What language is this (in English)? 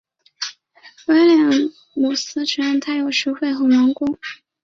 Chinese